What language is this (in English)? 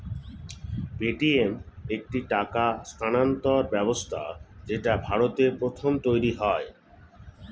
Bangla